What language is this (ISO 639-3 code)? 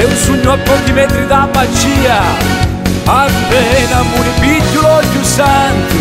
ron